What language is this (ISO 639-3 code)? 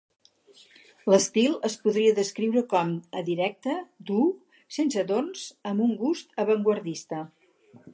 cat